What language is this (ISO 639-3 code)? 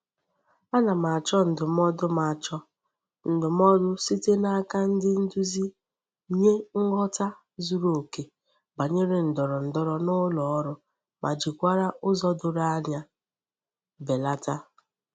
ibo